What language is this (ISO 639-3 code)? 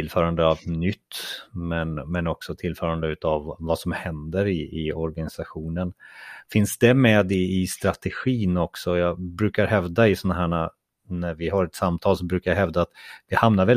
swe